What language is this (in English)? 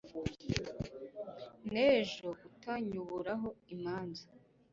Kinyarwanda